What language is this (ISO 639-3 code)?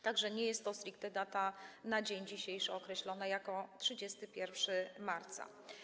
pol